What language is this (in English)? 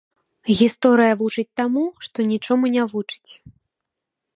Belarusian